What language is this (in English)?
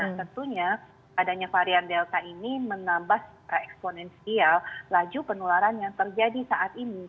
Indonesian